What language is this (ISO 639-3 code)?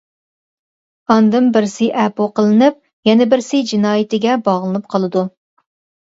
uig